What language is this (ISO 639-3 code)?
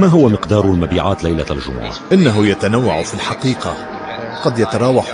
ara